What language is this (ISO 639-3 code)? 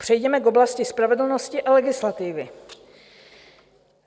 ces